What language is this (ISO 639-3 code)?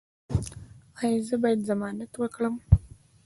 pus